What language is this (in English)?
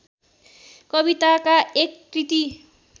Nepali